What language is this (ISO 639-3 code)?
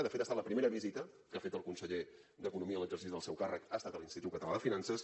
cat